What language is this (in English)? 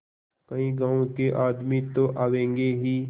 Hindi